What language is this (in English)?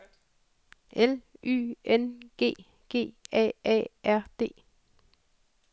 Danish